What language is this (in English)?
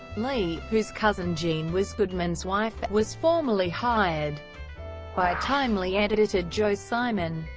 English